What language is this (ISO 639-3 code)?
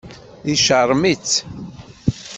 kab